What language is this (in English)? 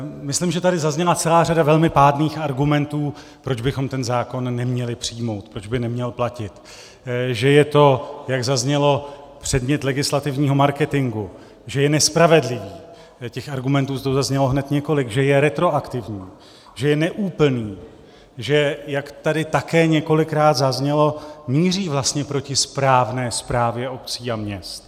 Czech